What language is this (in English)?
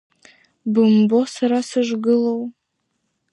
Abkhazian